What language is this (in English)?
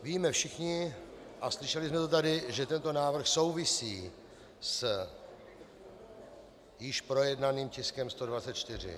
Czech